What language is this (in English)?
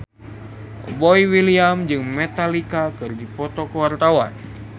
Sundanese